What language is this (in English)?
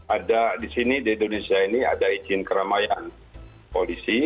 Indonesian